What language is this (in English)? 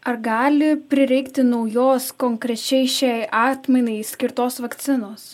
Lithuanian